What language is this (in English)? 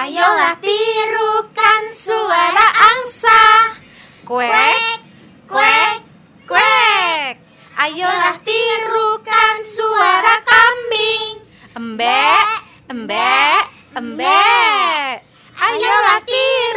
Indonesian